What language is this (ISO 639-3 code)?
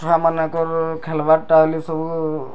ori